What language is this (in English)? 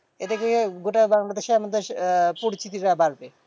Bangla